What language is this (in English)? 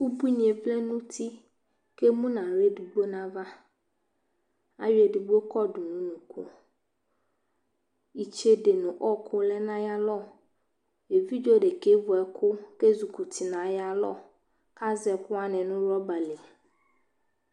Ikposo